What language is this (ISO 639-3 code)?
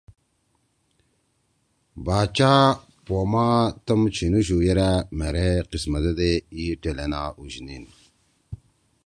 trw